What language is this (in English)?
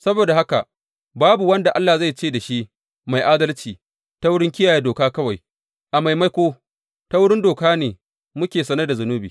Hausa